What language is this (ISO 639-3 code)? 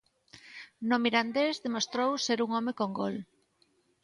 glg